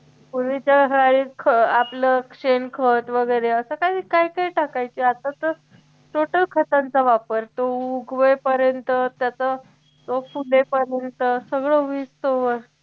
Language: Marathi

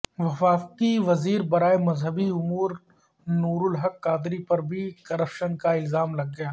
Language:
Urdu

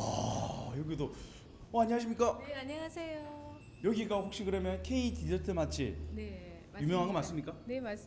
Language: Korean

